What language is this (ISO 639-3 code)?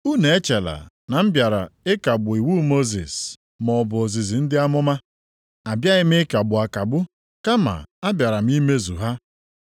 ibo